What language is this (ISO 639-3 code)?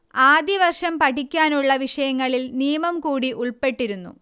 mal